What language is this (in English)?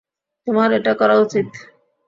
Bangla